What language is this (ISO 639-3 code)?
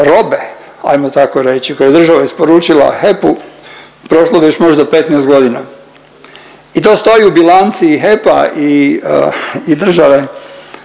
hrv